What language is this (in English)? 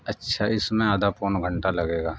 Urdu